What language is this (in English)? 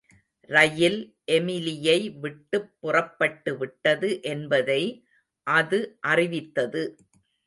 Tamil